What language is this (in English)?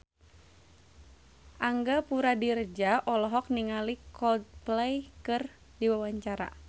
Sundanese